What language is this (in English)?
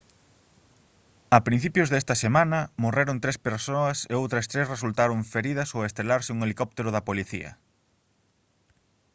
Galician